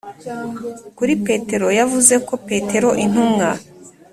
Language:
Kinyarwanda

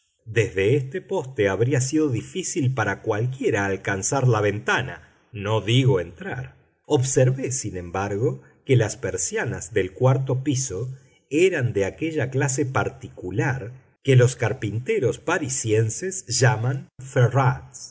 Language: Spanish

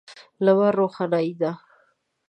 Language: Pashto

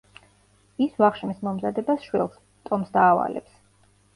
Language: Georgian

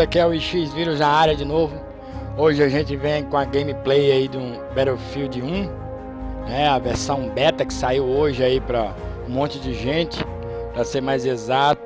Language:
Portuguese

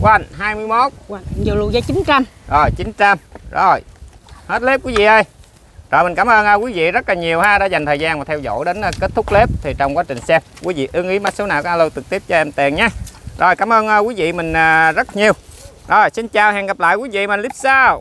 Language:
Vietnamese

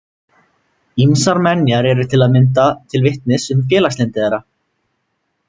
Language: Icelandic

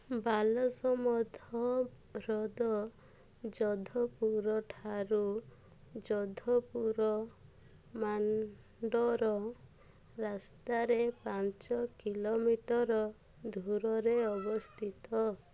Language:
Odia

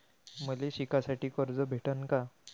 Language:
Marathi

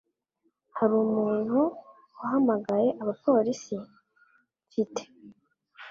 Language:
Kinyarwanda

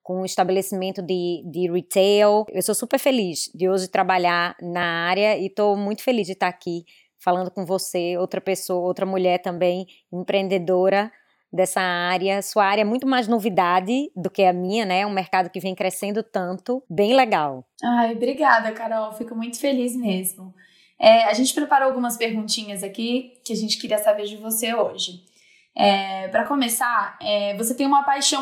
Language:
Portuguese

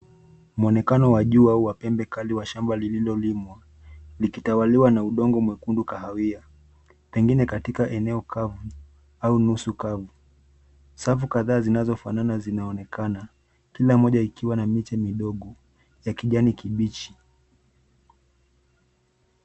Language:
Swahili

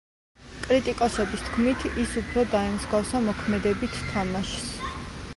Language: Georgian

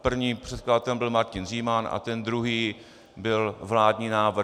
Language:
Czech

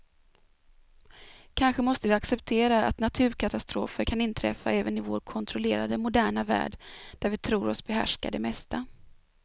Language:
Swedish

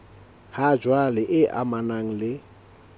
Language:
Southern Sotho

